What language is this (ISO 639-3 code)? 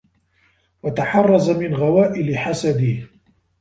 ara